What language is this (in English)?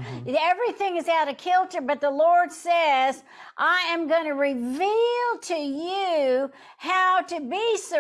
English